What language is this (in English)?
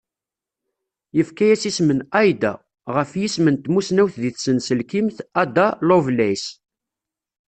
Kabyle